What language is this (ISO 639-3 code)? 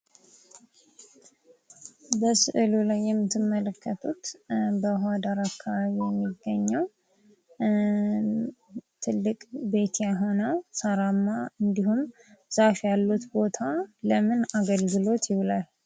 amh